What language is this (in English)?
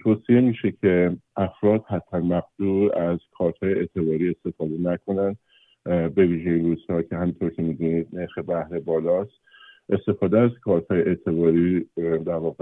Persian